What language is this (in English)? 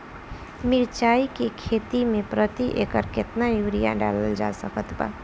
Bhojpuri